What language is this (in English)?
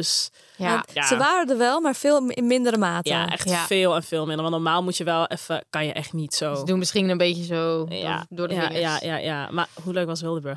Dutch